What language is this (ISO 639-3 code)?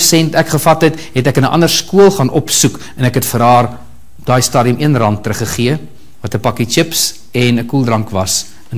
nld